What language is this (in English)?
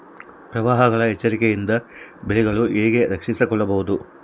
Kannada